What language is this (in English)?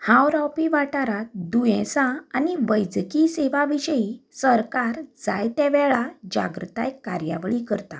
Konkani